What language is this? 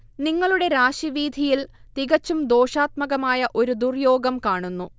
Malayalam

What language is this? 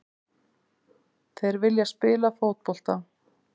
Icelandic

